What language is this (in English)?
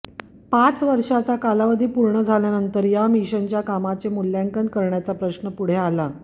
Marathi